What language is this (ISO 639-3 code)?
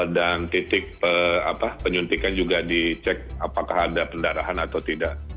ind